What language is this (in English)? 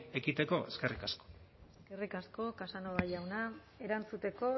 Basque